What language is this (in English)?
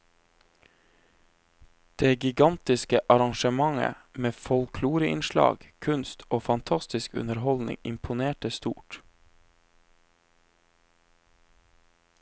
Norwegian